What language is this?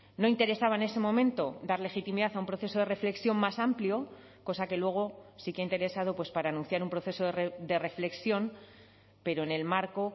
Spanish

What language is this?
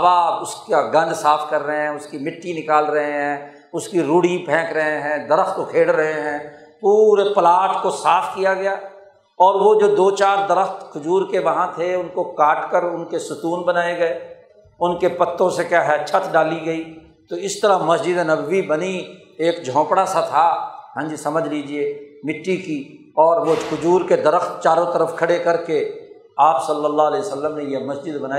Urdu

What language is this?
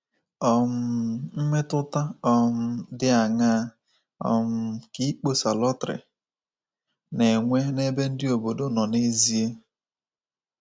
Igbo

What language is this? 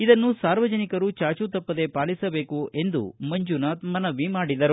Kannada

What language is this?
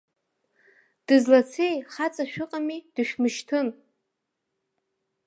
Abkhazian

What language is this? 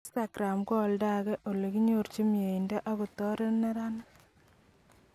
Kalenjin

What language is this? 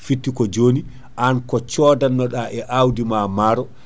Fula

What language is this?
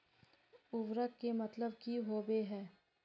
Magahi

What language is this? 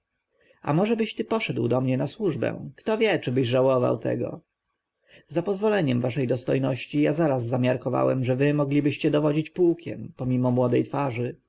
Polish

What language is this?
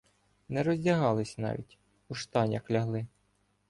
Ukrainian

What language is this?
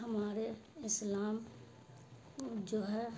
Urdu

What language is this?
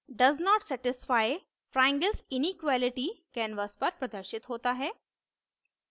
Hindi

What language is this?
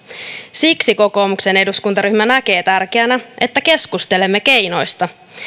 Finnish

